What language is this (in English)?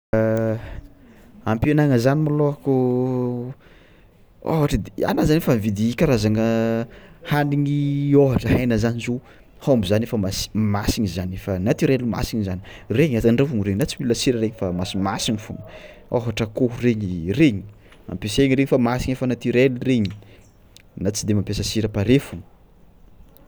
Tsimihety Malagasy